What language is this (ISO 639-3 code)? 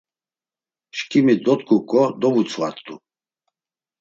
lzz